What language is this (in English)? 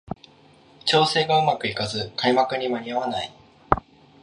Japanese